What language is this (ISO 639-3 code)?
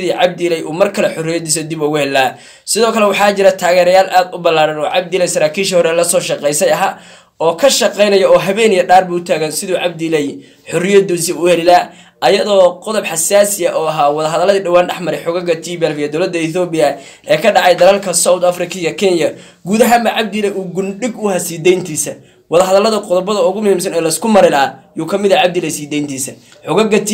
ara